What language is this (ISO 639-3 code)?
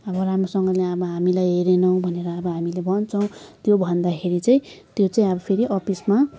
nep